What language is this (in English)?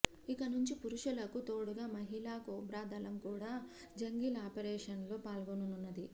Telugu